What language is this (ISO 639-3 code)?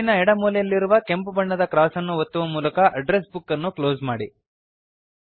kan